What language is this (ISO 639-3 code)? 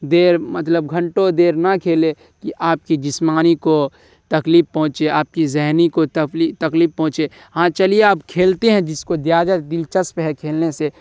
urd